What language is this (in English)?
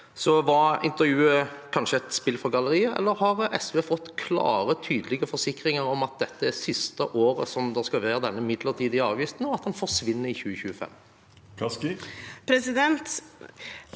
Norwegian